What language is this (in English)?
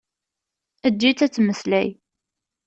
Kabyle